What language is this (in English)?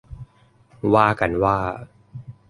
Thai